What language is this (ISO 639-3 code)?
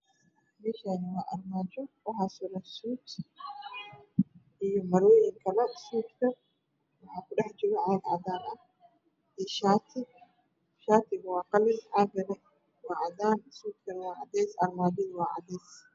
som